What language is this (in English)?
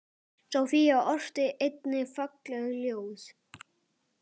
Icelandic